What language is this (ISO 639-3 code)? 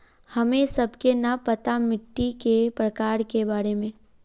mag